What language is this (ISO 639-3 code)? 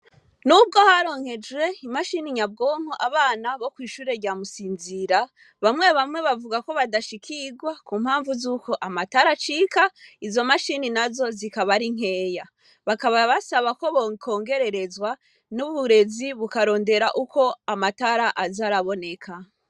run